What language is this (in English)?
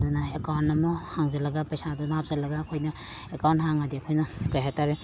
Manipuri